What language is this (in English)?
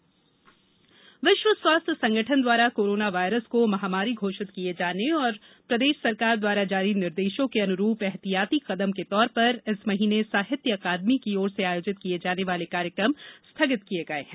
Hindi